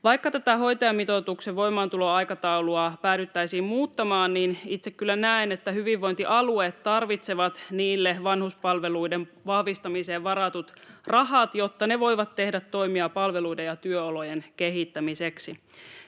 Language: Finnish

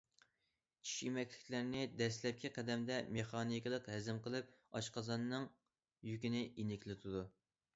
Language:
Uyghur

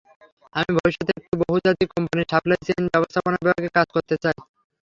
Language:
Bangla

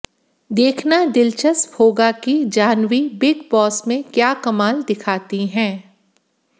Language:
Hindi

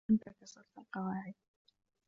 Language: Arabic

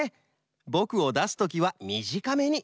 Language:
Japanese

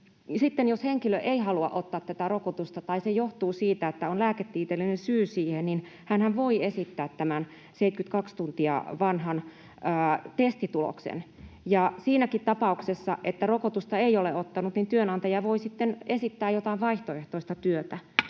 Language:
Finnish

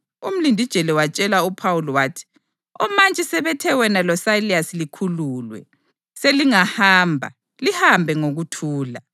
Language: North Ndebele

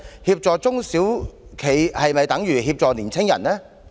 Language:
Cantonese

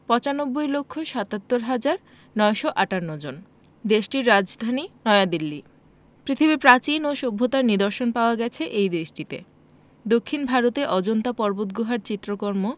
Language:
Bangla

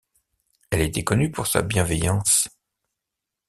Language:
French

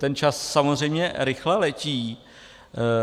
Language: Czech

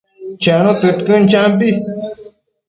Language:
Matsés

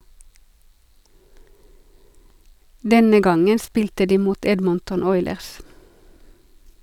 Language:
Norwegian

